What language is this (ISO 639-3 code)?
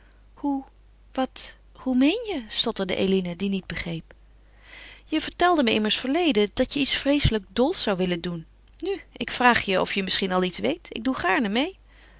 nld